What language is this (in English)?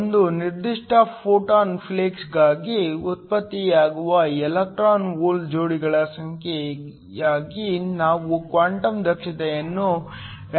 Kannada